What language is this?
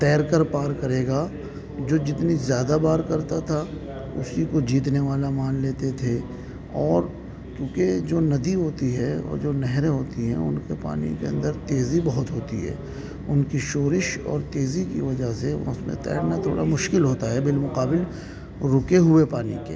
Urdu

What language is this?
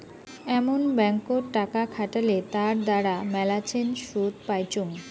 Bangla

